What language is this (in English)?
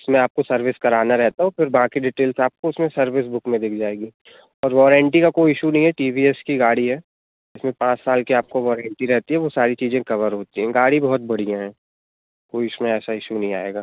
Hindi